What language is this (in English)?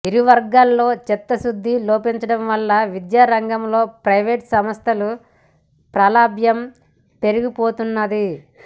Telugu